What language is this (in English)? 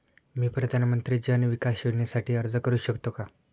Marathi